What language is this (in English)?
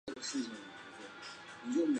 Chinese